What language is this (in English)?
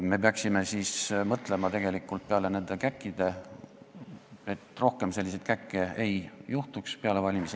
Estonian